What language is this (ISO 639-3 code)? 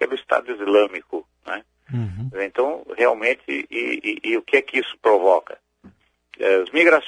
por